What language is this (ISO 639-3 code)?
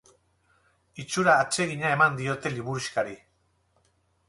eus